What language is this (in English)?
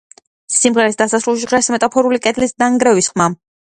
Georgian